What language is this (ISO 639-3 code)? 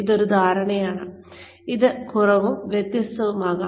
mal